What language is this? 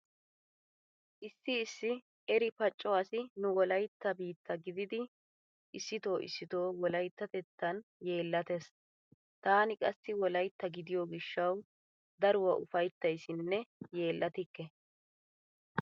Wolaytta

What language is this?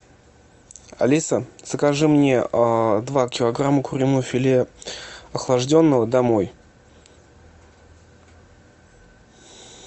Russian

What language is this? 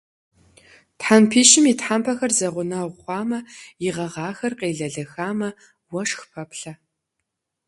Kabardian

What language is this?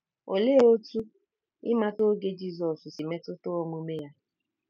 Igbo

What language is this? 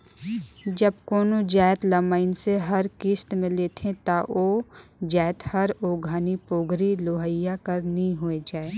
Chhattisgarhi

